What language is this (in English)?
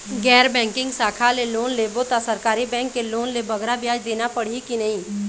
Chhattisgarhi